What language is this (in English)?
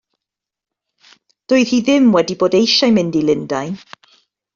Welsh